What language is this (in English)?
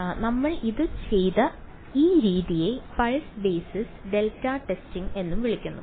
Malayalam